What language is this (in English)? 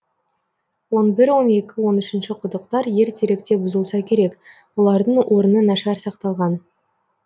Kazakh